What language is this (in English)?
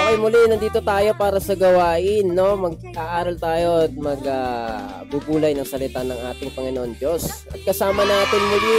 Filipino